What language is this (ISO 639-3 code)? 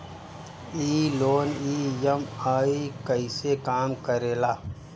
bho